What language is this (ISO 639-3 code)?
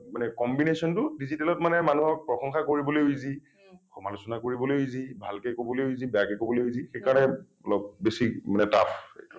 asm